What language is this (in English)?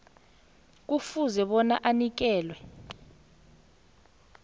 South Ndebele